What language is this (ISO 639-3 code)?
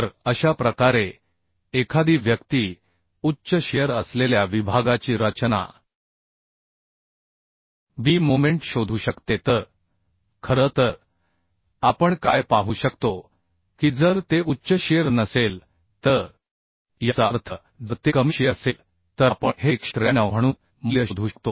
mar